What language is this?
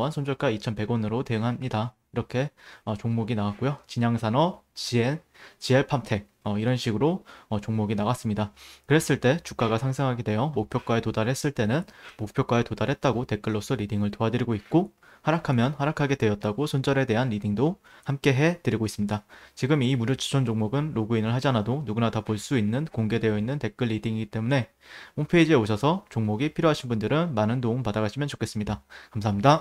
Korean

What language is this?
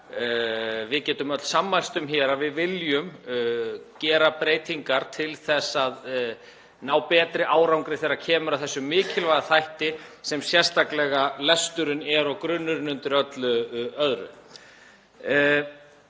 Icelandic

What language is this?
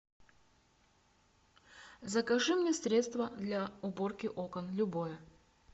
Russian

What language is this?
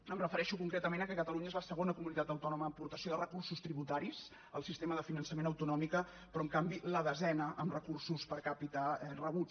Catalan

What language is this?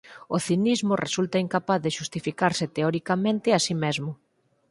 Galician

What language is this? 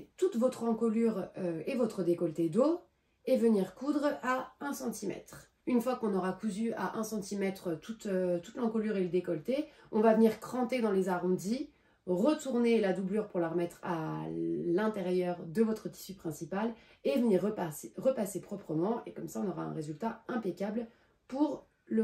French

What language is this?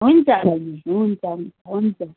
Nepali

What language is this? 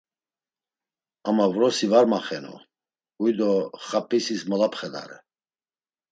Laz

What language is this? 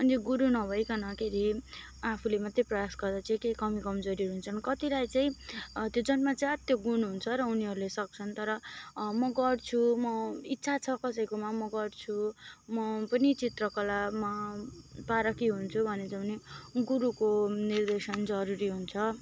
Nepali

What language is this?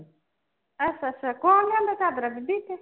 Punjabi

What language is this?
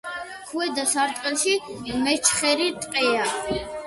Georgian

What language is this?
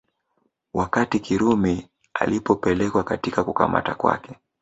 Swahili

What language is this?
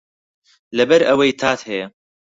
Central Kurdish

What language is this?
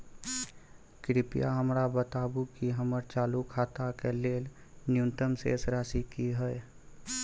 Maithili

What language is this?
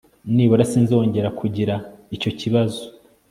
Kinyarwanda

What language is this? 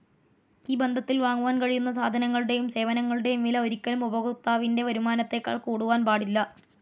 Malayalam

